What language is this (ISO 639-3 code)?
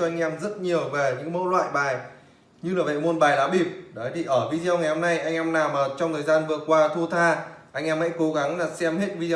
vie